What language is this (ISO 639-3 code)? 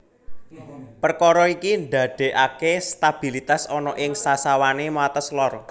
jav